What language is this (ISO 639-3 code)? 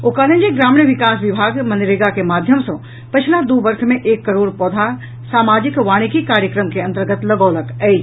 mai